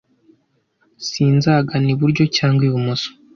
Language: Kinyarwanda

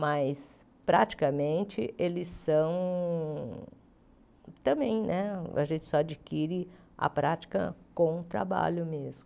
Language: Portuguese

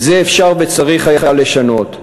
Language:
Hebrew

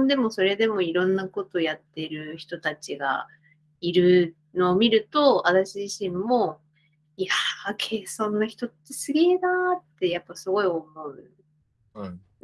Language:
Japanese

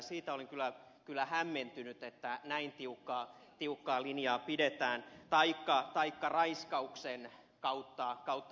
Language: Finnish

